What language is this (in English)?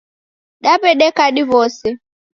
Taita